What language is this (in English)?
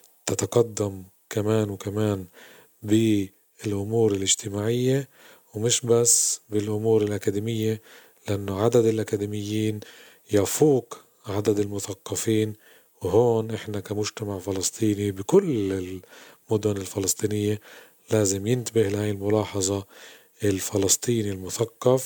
Arabic